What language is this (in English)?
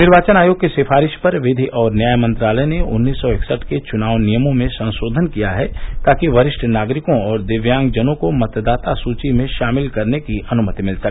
Hindi